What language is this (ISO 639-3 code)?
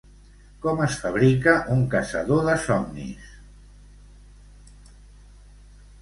cat